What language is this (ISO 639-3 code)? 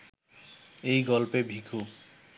ben